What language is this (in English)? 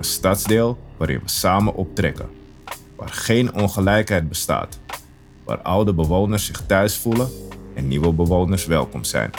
Dutch